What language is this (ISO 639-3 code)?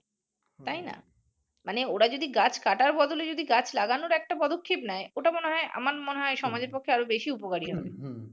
ben